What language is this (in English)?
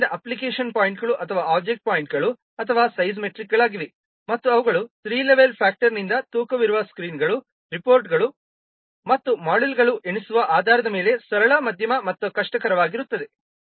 Kannada